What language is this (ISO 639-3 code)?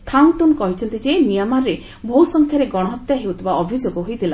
ori